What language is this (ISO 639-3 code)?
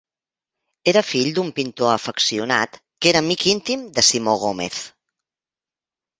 cat